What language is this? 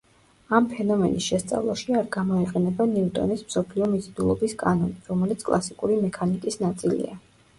Georgian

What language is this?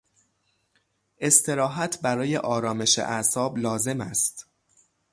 Persian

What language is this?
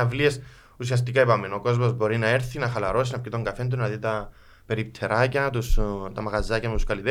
Greek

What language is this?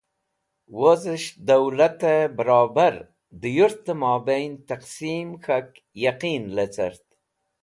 Wakhi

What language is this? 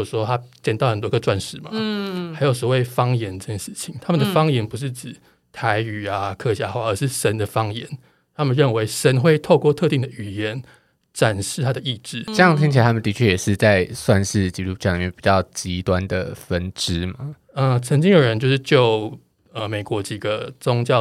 Chinese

